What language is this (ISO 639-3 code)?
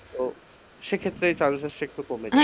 ben